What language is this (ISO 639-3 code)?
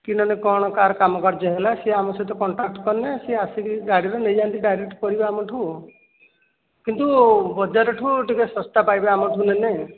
ori